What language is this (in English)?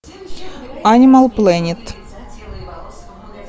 Russian